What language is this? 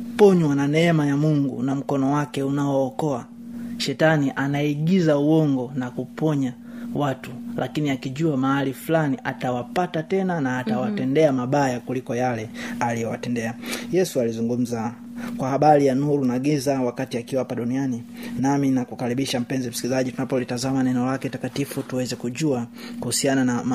Swahili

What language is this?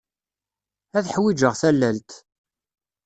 Kabyle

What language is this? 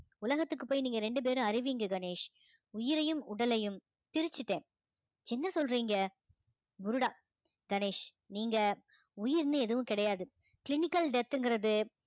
Tamil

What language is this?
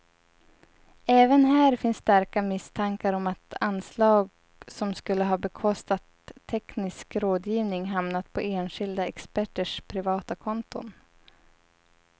Swedish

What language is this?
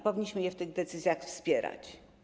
Polish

